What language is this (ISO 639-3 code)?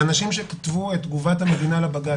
heb